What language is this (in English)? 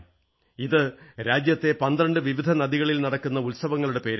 Malayalam